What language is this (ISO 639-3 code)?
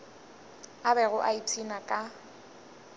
nso